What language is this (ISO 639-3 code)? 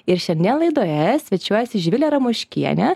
lit